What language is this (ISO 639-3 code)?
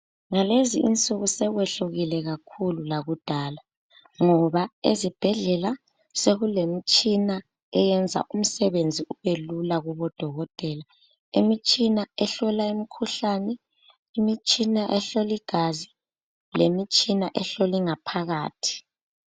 nde